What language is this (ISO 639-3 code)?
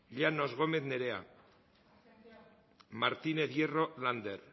eus